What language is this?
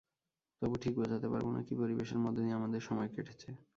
Bangla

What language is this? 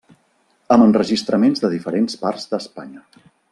Catalan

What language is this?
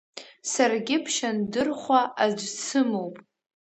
Abkhazian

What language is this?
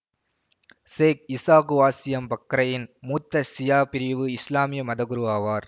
Tamil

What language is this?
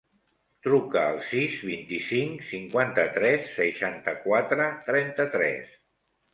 Catalan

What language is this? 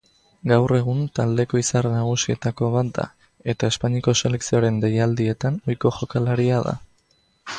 Basque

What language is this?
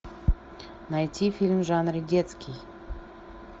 Russian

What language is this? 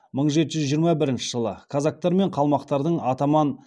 Kazakh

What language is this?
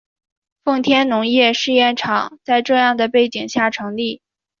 Chinese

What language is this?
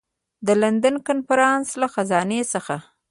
Pashto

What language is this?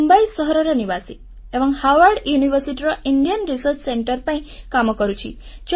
Odia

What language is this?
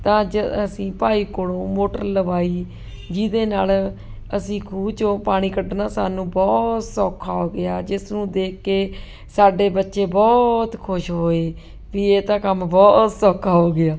Punjabi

